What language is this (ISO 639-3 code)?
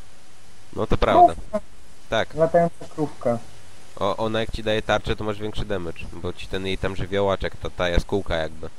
pol